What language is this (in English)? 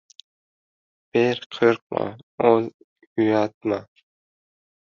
Uzbek